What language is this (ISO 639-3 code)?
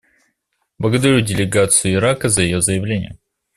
rus